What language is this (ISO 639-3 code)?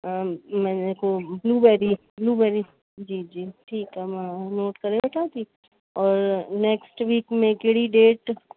snd